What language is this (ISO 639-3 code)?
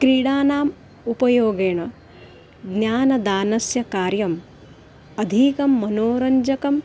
san